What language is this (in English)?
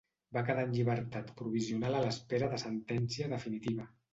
Catalan